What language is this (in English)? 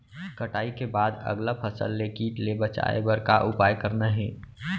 Chhattisgarhi